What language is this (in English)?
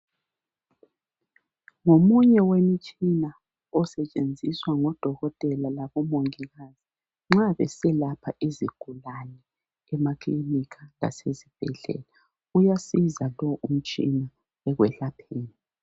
North Ndebele